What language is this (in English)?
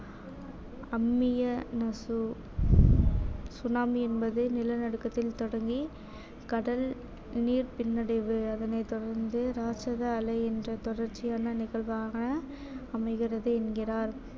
Tamil